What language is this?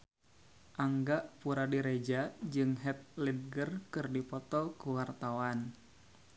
Sundanese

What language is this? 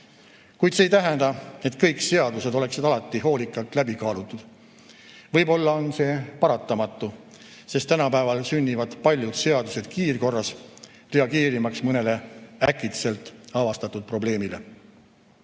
Estonian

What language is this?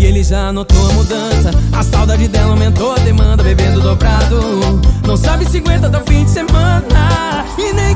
Italian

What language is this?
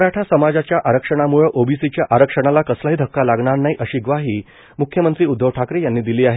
Marathi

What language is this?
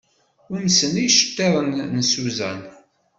Kabyle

